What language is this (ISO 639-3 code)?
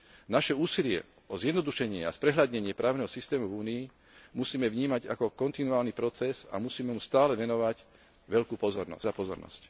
slk